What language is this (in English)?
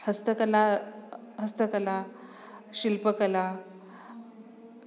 Sanskrit